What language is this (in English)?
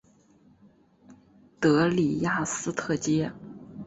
Chinese